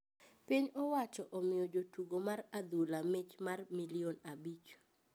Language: Luo (Kenya and Tanzania)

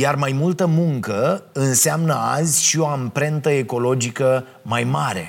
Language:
Romanian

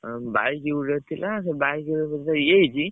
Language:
Odia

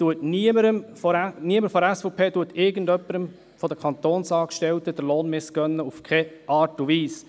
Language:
Swiss German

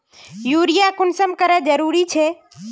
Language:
Magahi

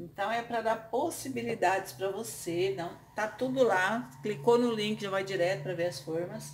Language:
Portuguese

